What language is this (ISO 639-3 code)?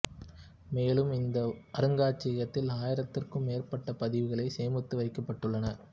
tam